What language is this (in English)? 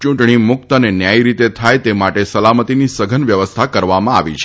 Gujarati